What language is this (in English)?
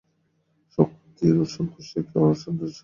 Bangla